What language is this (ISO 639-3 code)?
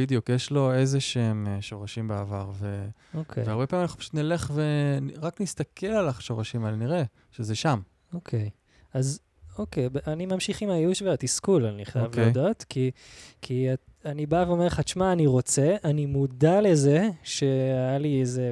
heb